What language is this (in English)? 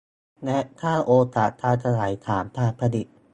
Thai